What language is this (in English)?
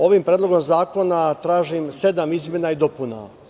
Serbian